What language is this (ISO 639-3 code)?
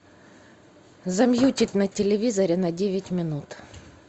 rus